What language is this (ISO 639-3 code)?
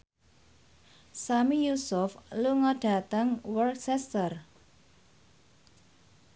jav